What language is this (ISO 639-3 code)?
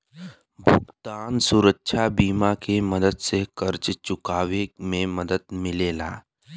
bho